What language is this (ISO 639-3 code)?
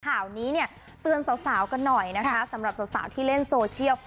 tha